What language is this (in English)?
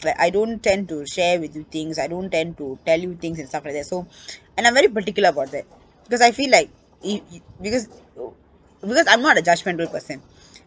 English